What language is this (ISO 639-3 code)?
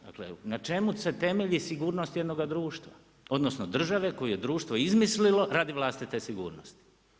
hrv